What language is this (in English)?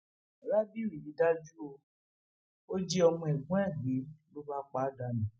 Yoruba